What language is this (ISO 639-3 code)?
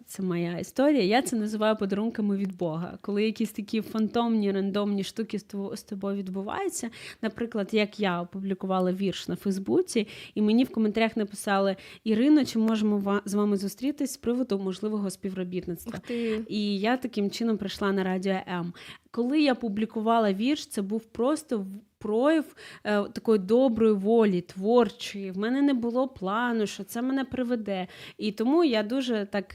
ukr